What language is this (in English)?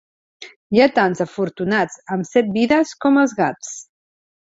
Catalan